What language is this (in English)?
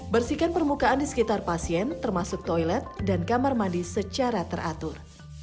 Indonesian